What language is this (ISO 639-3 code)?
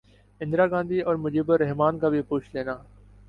urd